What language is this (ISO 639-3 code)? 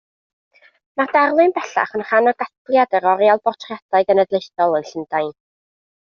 cym